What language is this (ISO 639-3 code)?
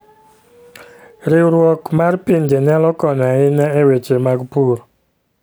luo